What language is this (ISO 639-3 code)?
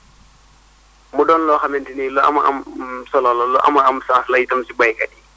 wol